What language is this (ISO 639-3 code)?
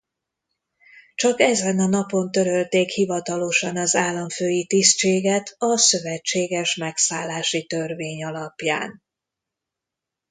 hun